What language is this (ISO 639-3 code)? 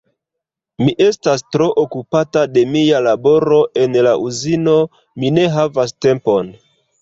epo